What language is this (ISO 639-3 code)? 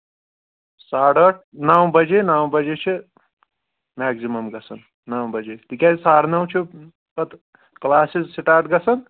kas